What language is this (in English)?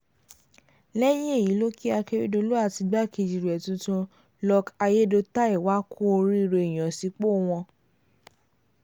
Yoruba